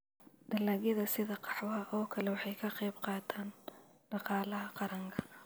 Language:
Somali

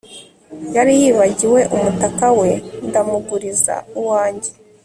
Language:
Kinyarwanda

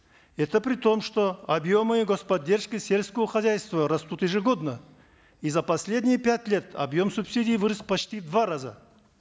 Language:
Kazakh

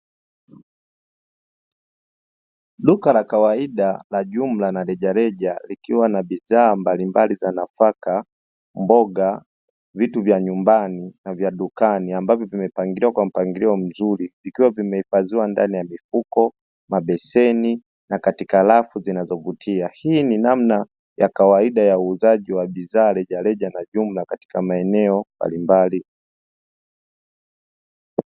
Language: Swahili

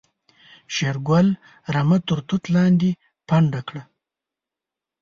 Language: Pashto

